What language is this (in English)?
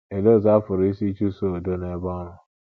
Igbo